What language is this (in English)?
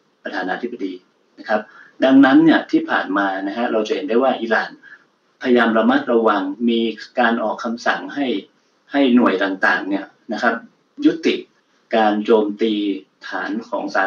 Thai